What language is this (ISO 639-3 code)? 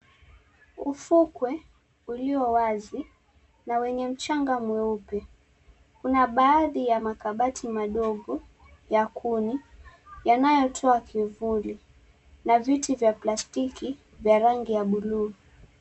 swa